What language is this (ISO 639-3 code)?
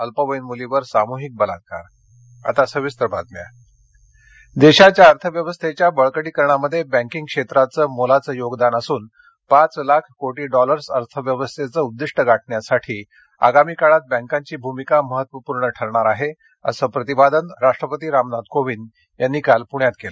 mar